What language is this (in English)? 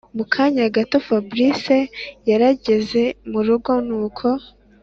Kinyarwanda